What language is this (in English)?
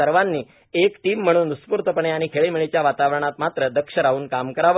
Marathi